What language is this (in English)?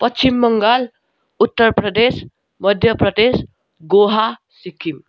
Nepali